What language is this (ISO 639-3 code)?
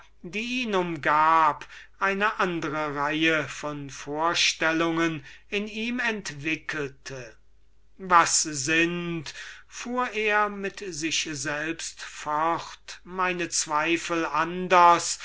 deu